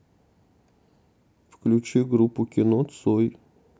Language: Russian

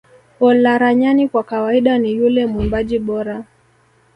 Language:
Swahili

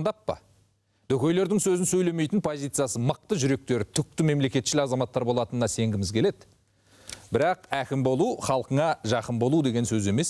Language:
Turkish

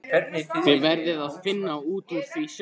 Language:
Icelandic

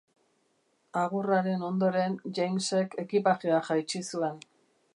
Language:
Basque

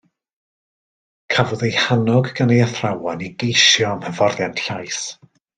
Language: Welsh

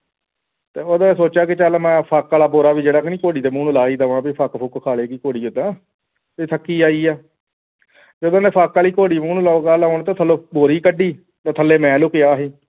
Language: Punjabi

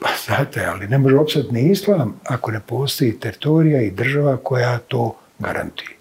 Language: Croatian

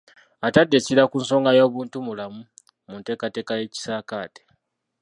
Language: Ganda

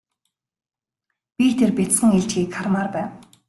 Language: Mongolian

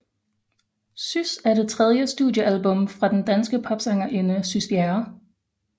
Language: Danish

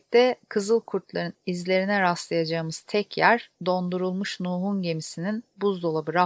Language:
Turkish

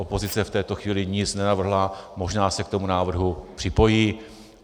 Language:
Czech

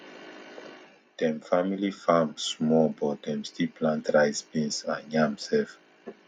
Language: Nigerian Pidgin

